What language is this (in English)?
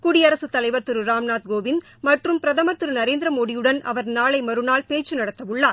Tamil